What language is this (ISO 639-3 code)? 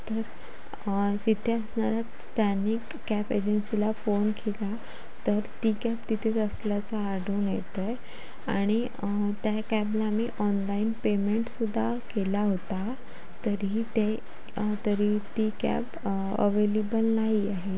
mar